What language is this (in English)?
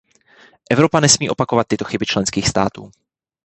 Czech